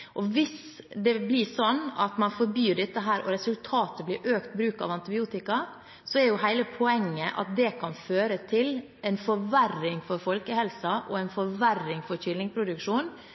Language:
Norwegian Bokmål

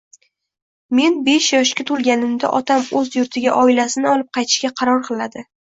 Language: Uzbek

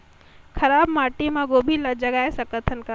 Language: Chhattisgarhi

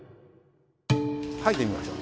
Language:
Japanese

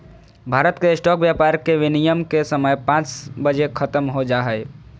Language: Magahi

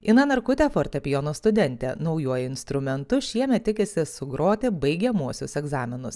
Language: Lithuanian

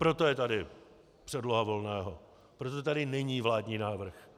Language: Czech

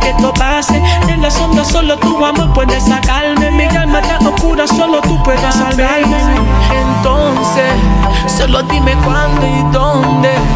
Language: Romanian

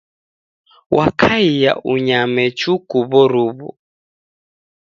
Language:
Taita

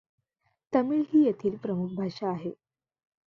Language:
Marathi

